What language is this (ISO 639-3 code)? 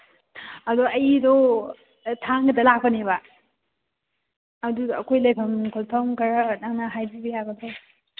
mni